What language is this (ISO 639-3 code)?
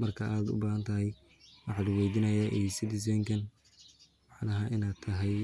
som